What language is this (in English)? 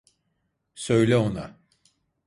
Turkish